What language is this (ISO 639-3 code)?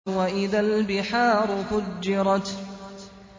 ara